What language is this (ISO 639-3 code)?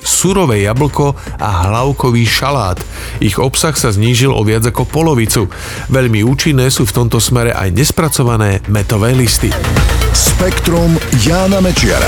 slk